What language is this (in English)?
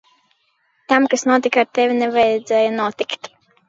Latvian